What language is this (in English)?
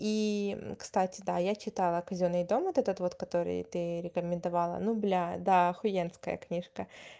Russian